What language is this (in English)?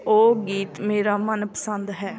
Punjabi